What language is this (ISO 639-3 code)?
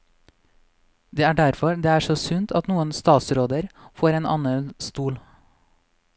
nor